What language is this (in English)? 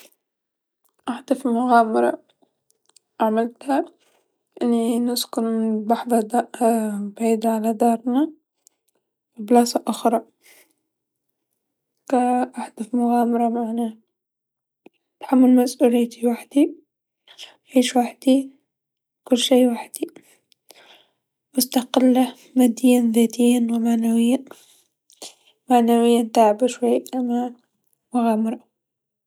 Tunisian Arabic